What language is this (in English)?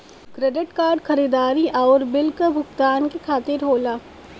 Bhojpuri